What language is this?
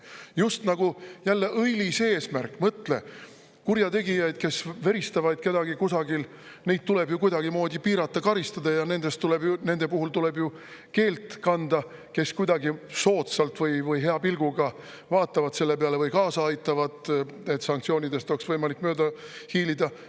Estonian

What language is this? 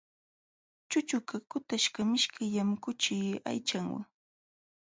Jauja Wanca Quechua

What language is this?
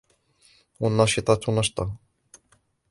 Arabic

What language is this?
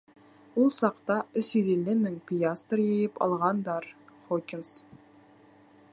Bashkir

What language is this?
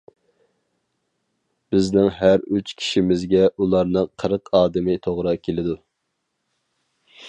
Uyghur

